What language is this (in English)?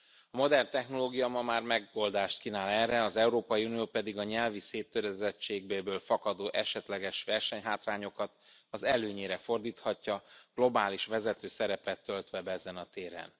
Hungarian